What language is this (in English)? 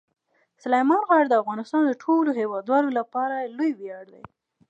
Pashto